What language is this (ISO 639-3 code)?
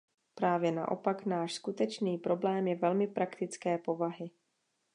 ces